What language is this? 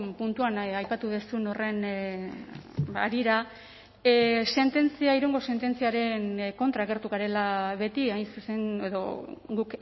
Basque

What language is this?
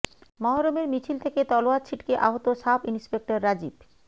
Bangla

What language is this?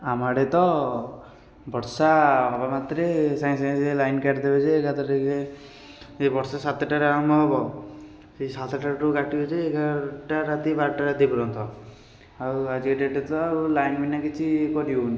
Odia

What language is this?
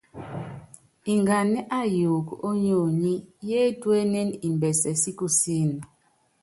Yangben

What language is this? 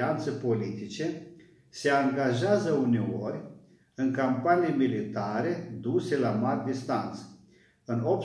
Romanian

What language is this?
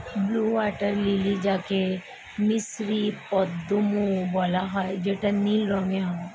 Bangla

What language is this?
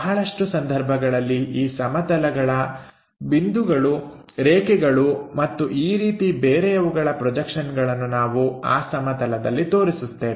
Kannada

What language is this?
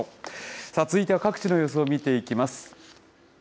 Japanese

